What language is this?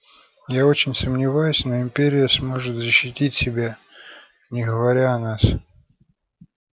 Russian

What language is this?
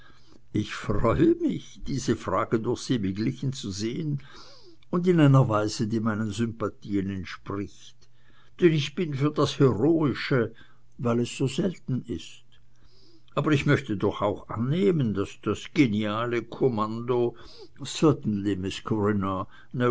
German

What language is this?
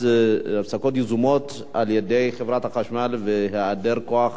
Hebrew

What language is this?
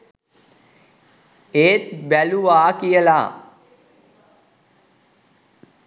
Sinhala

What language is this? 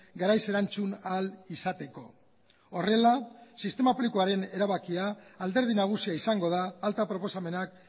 Basque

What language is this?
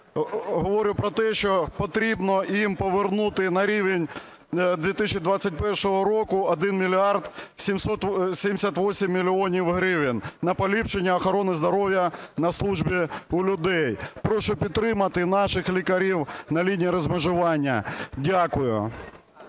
Ukrainian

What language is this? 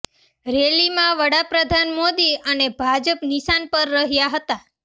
Gujarati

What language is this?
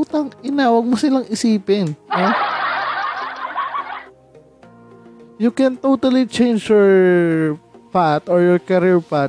Filipino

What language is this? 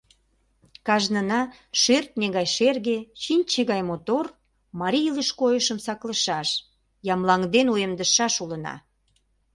Mari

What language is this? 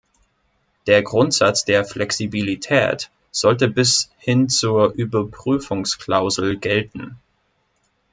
German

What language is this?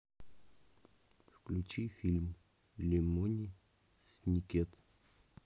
Russian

